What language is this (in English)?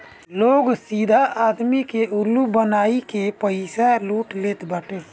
Bhojpuri